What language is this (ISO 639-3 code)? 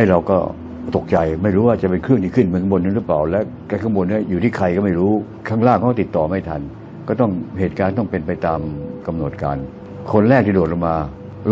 tha